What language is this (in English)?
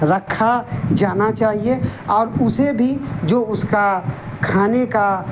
Urdu